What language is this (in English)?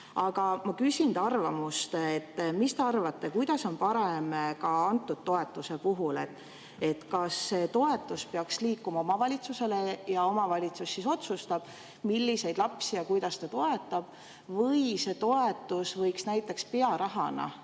Estonian